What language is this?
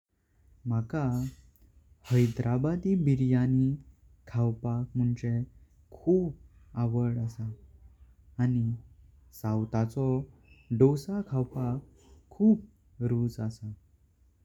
Konkani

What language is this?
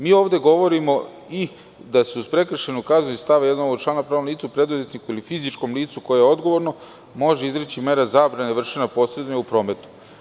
Serbian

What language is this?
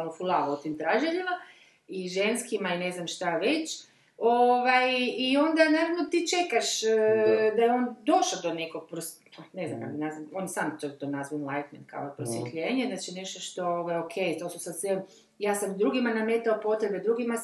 Croatian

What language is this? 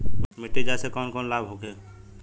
Bhojpuri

